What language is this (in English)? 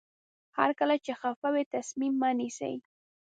Pashto